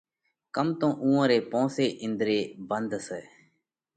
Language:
Parkari Koli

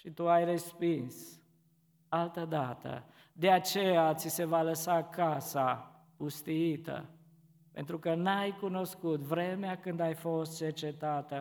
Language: Romanian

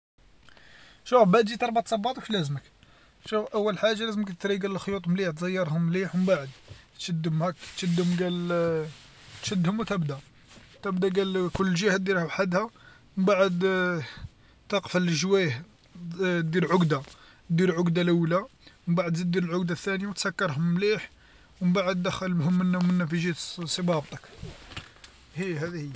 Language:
Algerian Arabic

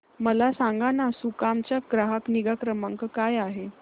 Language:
Marathi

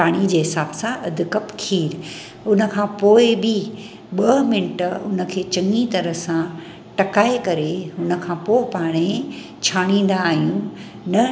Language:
Sindhi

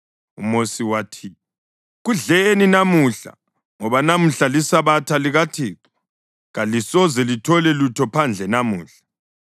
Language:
North Ndebele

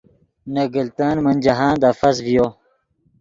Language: Yidgha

